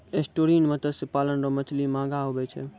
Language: Maithili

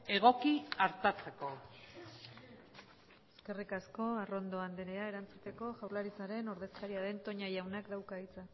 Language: Basque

